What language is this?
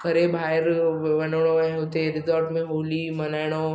Sindhi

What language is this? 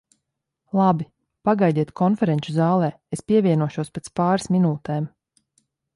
Latvian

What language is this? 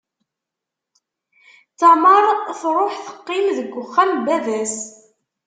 Kabyle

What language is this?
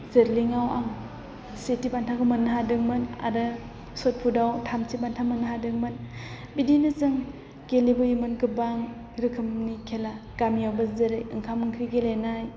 Bodo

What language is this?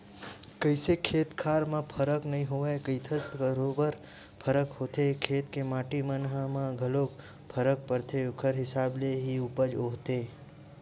Chhattisgarhi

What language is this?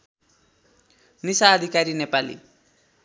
Nepali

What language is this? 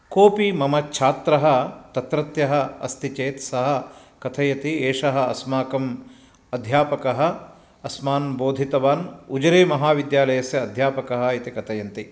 Sanskrit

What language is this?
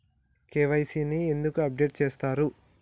Telugu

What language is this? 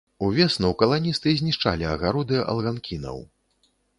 Belarusian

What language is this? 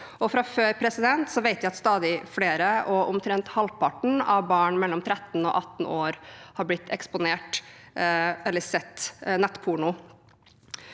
Norwegian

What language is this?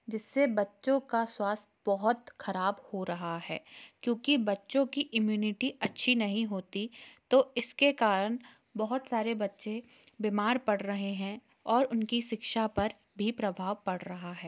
Hindi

